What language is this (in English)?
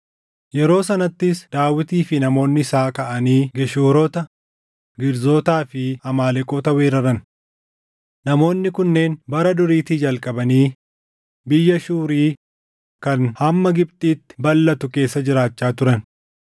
Oromo